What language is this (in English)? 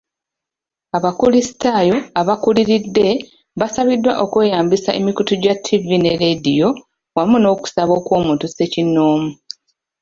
Ganda